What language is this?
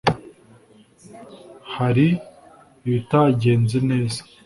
Kinyarwanda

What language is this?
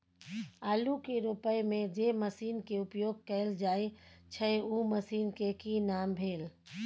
Maithili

